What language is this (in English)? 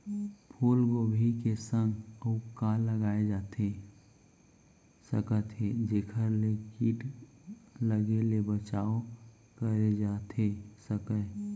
Chhattisgarhi